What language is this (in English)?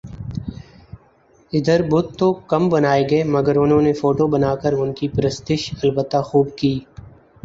Urdu